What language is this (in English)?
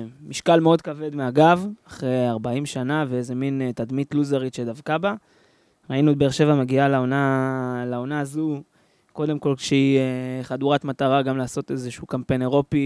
Hebrew